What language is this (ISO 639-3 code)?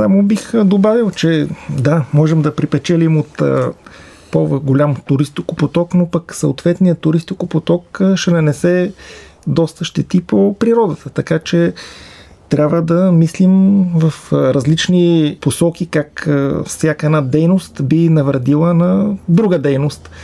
bul